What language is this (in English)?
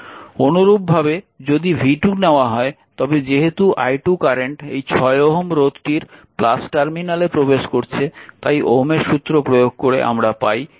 Bangla